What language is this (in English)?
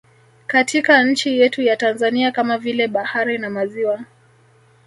Swahili